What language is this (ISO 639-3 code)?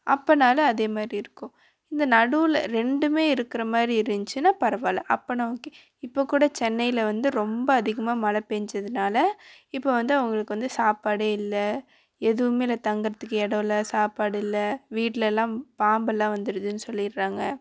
tam